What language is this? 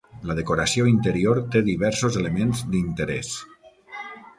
Catalan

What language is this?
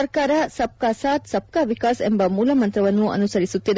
Kannada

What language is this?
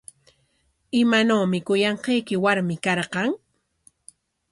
Corongo Ancash Quechua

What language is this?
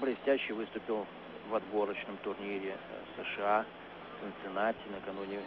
Russian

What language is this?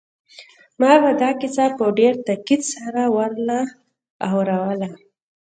Pashto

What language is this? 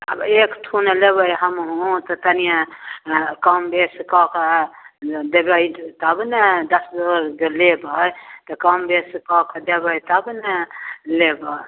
Maithili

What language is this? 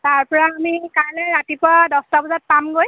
Assamese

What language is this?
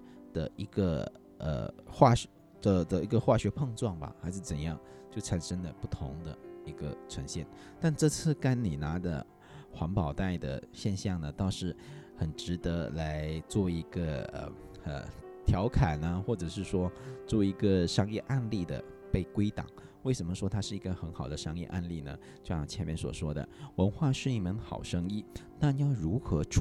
Chinese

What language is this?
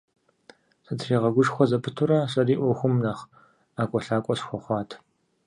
Kabardian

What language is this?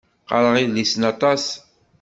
Kabyle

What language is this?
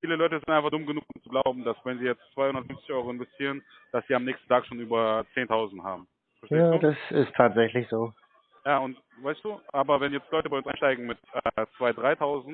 German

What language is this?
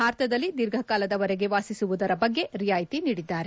Kannada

